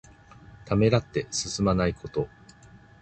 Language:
Japanese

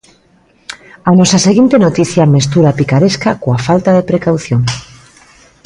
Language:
Galician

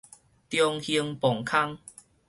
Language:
Min Nan Chinese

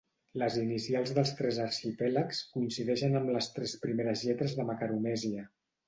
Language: Catalan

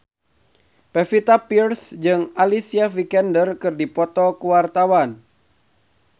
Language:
Sundanese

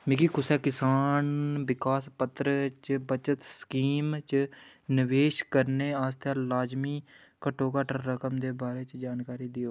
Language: Dogri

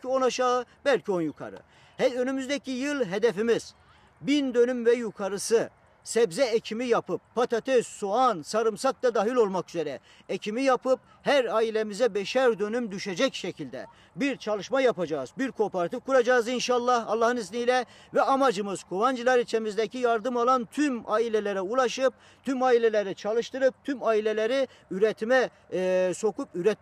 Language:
Turkish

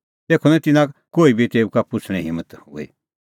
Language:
Kullu Pahari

